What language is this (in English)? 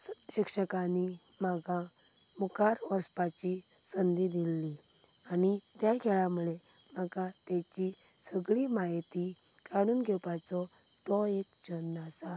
Konkani